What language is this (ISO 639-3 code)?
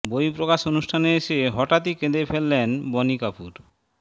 ben